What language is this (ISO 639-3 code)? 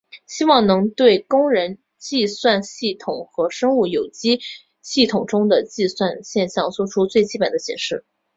zho